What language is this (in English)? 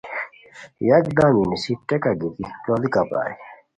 Khowar